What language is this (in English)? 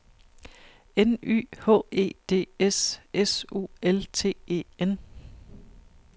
Danish